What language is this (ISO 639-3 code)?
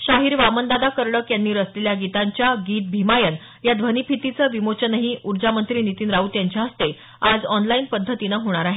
mar